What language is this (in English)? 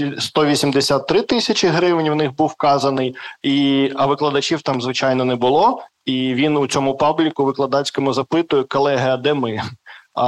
Ukrainian